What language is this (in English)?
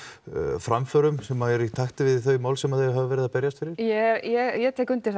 Icelandic